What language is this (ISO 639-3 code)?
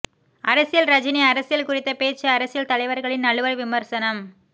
tam